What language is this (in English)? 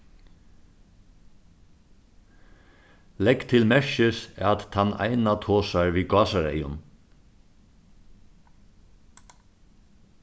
Faroese